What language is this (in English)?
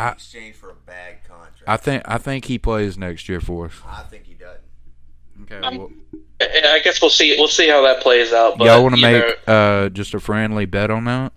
English